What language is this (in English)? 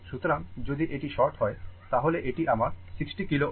Bangla